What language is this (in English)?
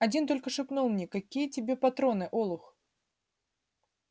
Russian